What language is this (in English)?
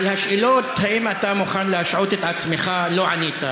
Hebrew